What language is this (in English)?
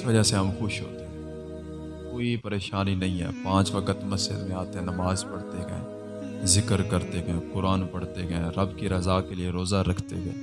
Urdu